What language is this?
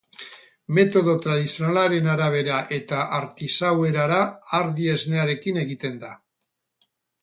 Basque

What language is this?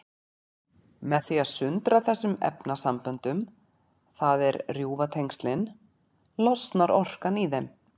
Icelandic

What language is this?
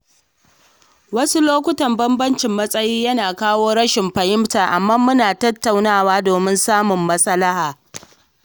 Hausa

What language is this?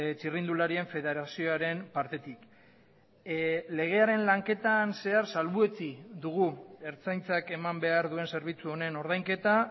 Basque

